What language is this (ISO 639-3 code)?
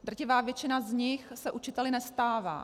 ces